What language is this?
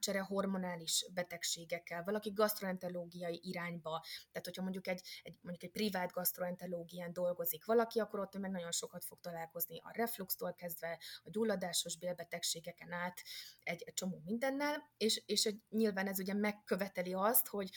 Hungarian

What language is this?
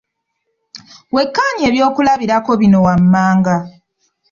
Ganda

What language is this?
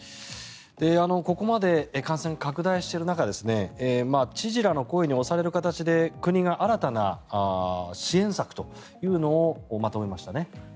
Japanese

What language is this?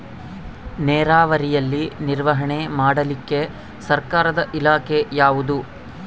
Kannada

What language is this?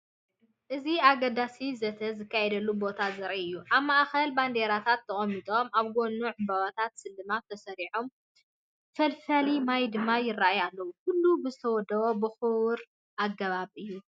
Tigrinya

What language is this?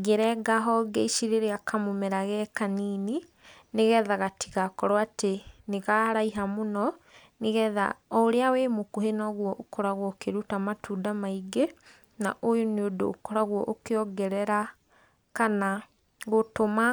Kikuyu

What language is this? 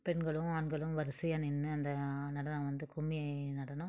Tamil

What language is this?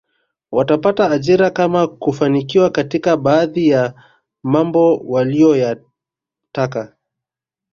Swahili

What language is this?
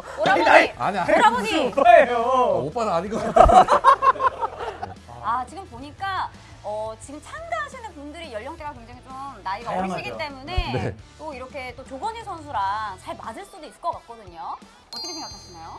Korean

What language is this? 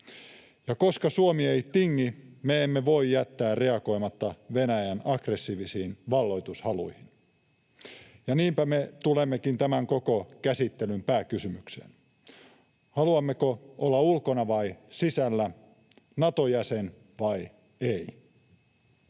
Finnish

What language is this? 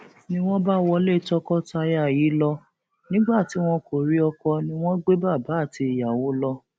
Yoruba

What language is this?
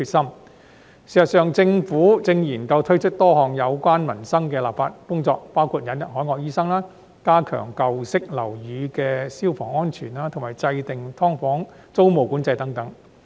Cantonese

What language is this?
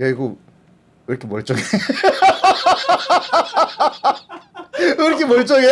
Korean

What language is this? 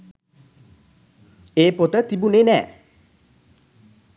Sinhala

